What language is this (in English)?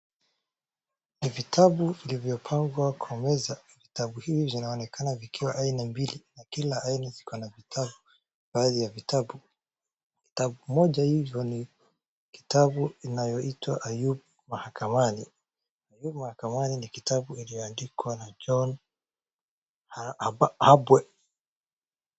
Swahili